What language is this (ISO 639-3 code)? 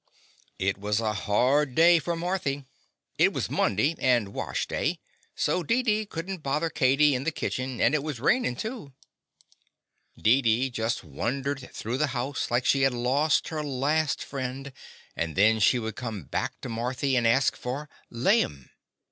eng